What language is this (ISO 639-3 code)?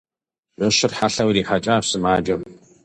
kbd